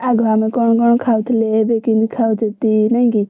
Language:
Odia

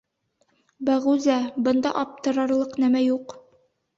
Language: Bashkir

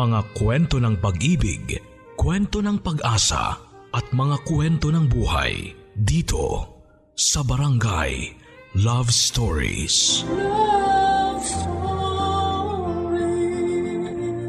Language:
Filipino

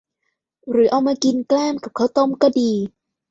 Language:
Thai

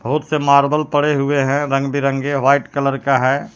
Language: Hindi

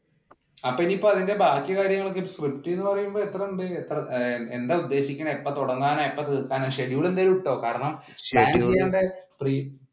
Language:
Malayalam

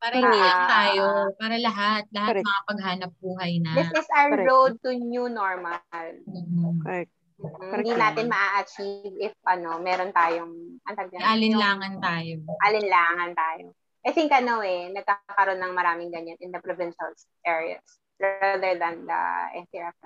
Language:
Filipino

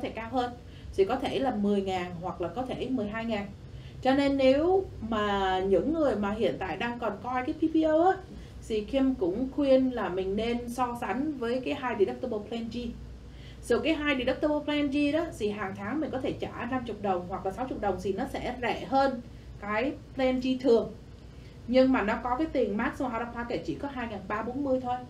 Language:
Vietnamese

